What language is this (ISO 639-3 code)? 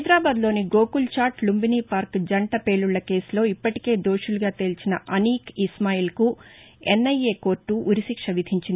tel